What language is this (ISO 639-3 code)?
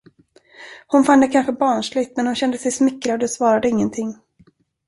swe